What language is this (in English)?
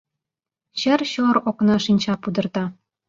Mari